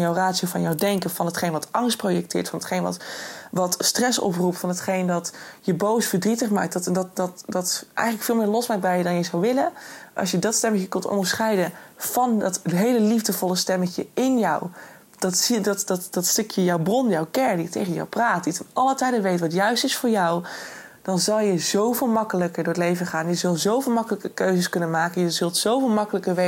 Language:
Dutch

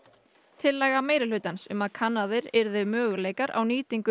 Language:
Icelandic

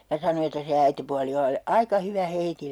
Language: Finnish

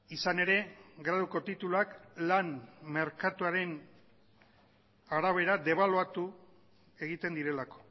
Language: Basque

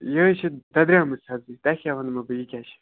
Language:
Kashmiri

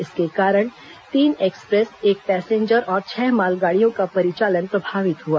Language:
Hindi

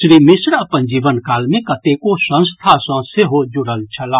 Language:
Maithili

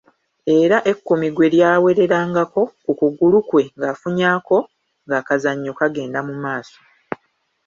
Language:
Ganda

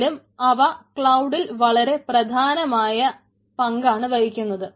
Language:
Malayalam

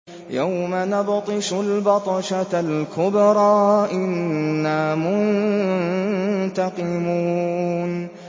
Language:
Arabic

